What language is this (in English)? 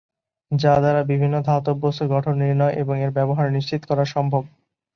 Bangla